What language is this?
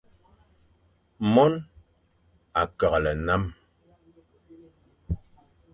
Fang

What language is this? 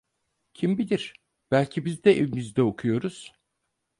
Turkish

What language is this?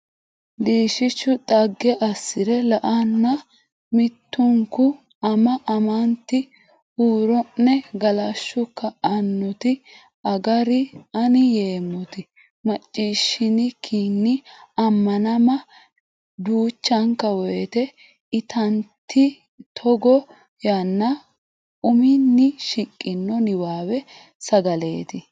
Sidamo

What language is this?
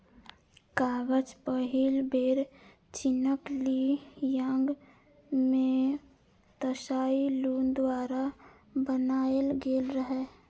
Maithili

